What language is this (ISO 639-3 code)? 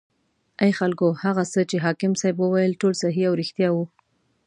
pus